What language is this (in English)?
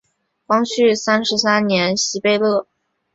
Chinese